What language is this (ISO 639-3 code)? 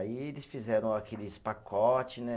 por